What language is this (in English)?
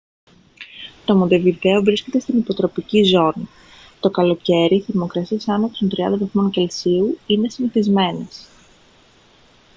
Greek